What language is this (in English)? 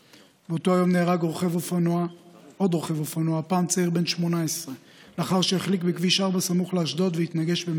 Hebrew